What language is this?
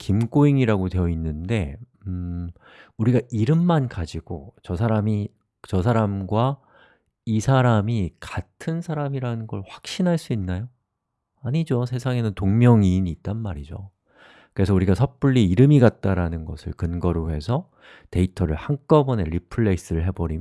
Korean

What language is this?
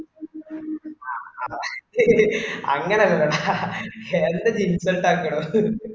Malayalam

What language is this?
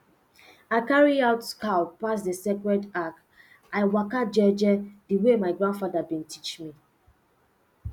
Nigerian Pidgin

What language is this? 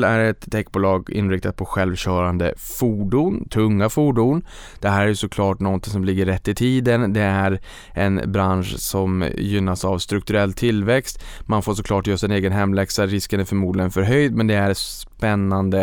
Swedish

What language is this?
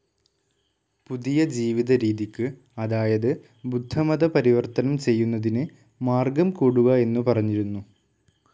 Malayalam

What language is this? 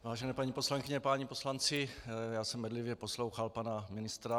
Czech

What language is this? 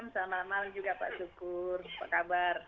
Indonesian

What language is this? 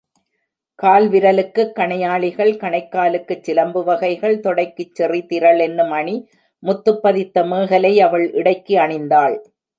Tamil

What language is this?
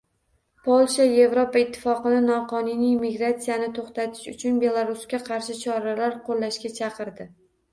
Uzbek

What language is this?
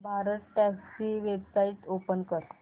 Marathi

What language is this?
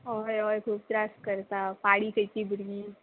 Konkani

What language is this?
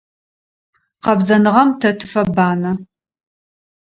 Adyghe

